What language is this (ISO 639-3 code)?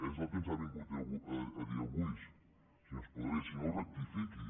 cat